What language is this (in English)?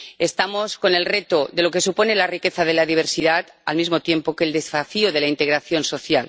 Spanish